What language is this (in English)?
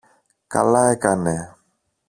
Greek